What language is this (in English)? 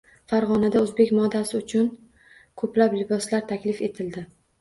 Uzbek